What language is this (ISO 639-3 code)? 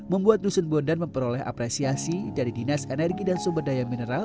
ind